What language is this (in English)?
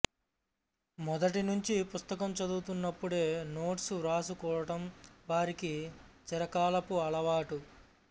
Telugu